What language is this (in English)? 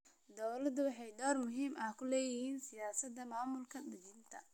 Somali